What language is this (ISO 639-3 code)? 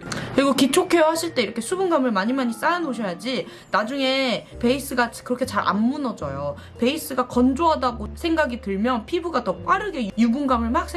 kor